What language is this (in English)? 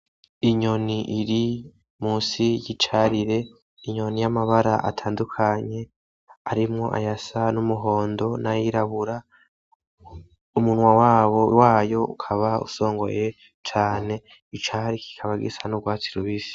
Rundi